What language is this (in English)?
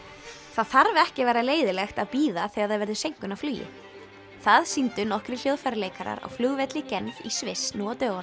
Icelandic